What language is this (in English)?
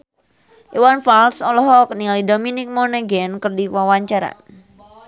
Sundanese